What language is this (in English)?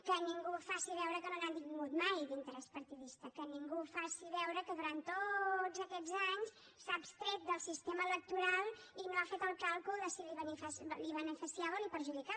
Catalan